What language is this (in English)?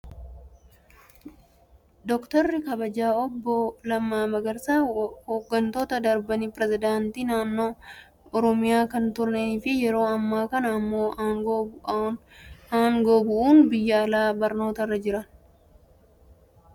Oromo